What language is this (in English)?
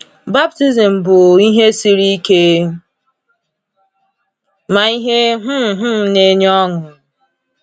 Igbo